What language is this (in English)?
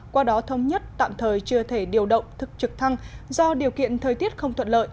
Vietnamese